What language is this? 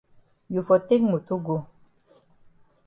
Cameroon Pidgin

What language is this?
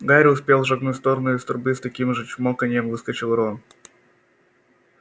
Russian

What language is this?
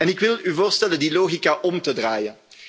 Dutch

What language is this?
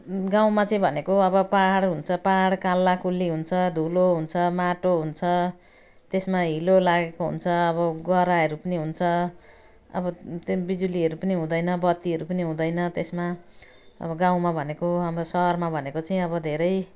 Nepali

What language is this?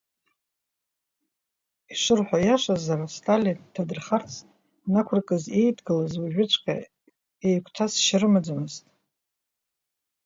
Abkhazian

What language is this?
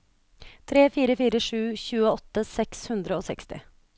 Norwegian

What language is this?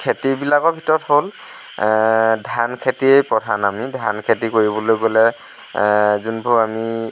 Assamese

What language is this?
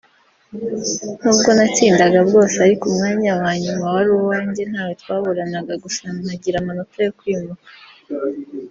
Kinyarwanda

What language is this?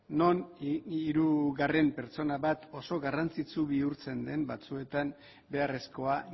Basque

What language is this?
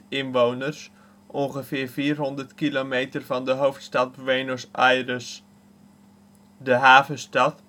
Dutch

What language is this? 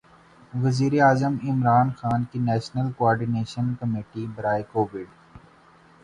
Urdu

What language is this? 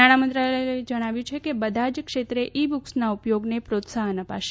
Gujarati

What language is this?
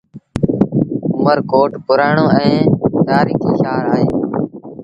Sindhi Bhil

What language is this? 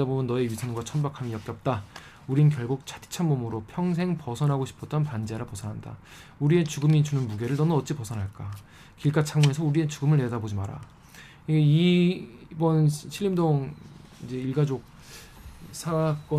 Korean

